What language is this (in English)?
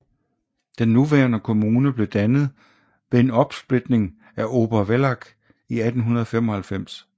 Danish